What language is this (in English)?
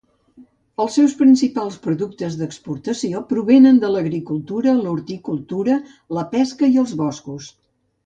Catalan